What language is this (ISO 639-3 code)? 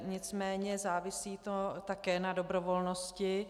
ces